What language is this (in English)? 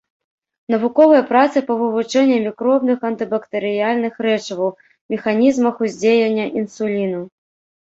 Belarusian